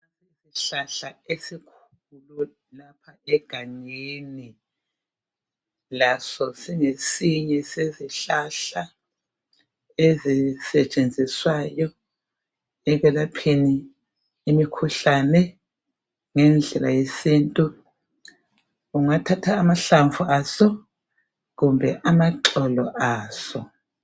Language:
North Ndebele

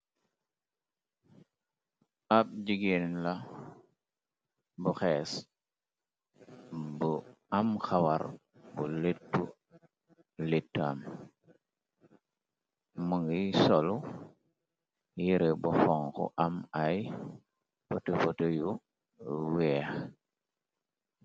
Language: Wolof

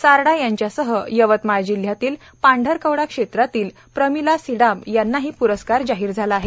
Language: Marathi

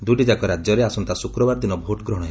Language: Odia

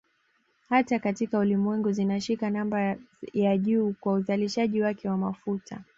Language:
Swahili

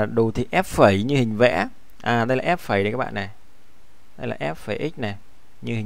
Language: Vietnamese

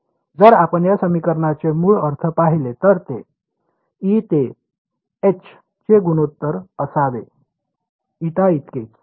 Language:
Marathi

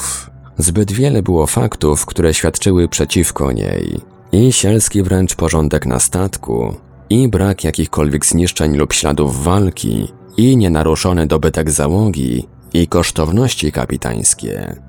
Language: Polish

